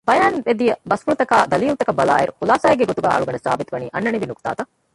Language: Divehi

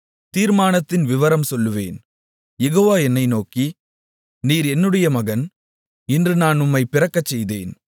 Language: Tamil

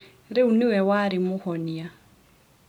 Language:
Kikuyu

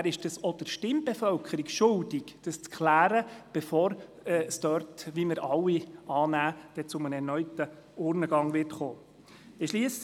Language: Swiss German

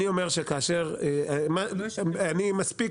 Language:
Hebrew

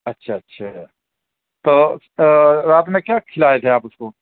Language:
Urdu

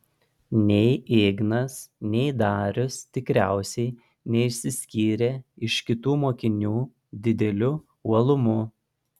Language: Lithuanian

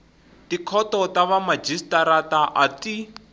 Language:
Tsonga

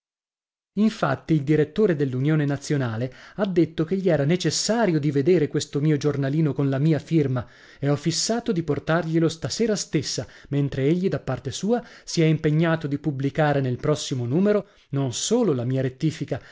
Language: Italian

